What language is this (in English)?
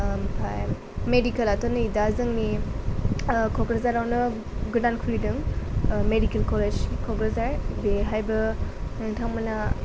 Bodo